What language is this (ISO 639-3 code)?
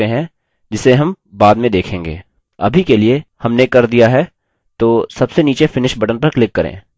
hin